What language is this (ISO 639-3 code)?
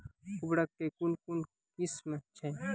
mai